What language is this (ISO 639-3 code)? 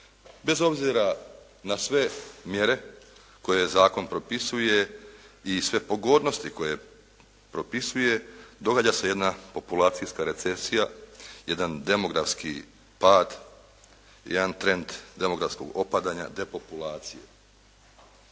hrv